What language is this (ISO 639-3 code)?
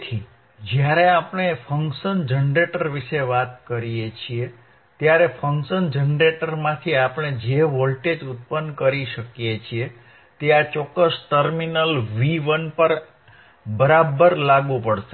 guj